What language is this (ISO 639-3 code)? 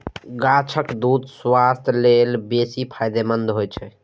mai